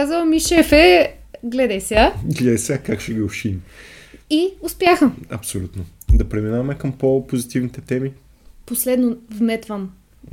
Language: Bulgarian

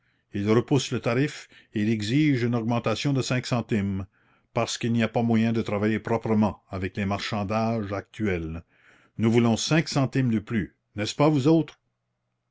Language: French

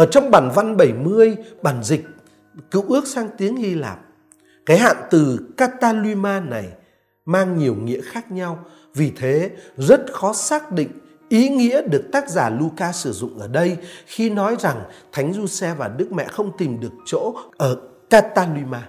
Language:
Vietnamese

